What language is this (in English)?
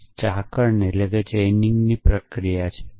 Gujarati